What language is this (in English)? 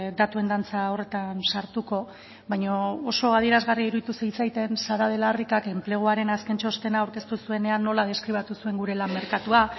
Basque